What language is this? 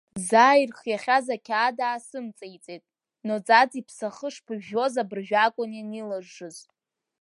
Abkhazian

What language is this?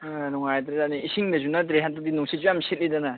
Manipuri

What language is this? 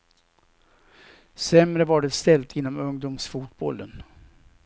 Swedish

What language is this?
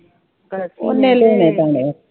Punjabi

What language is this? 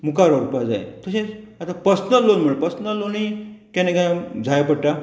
Konkani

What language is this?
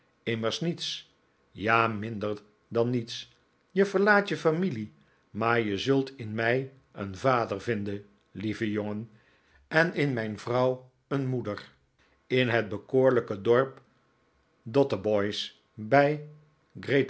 Dutch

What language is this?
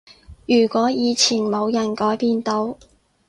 Cantonese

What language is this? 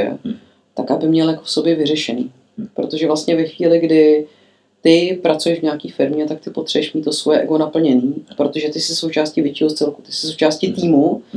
Czech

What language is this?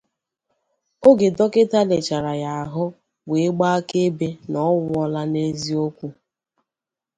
Igbo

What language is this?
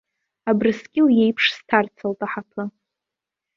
Abkhazian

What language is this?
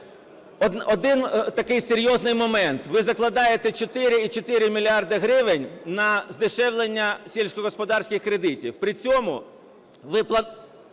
Ukrainian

